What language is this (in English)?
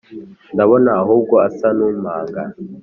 Kinyarwanda